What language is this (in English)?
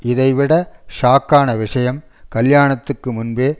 Tamil